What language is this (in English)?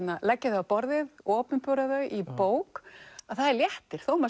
Icelandic